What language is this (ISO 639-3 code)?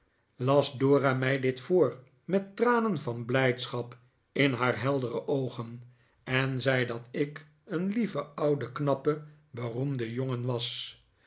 nld